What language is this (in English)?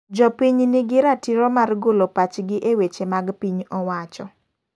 Luo (Kenya and Tanzania)